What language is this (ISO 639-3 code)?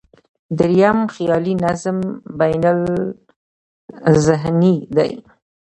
pus